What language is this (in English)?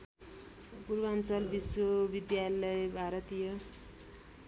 Nepali